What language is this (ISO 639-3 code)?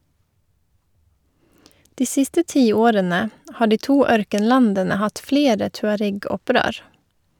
nor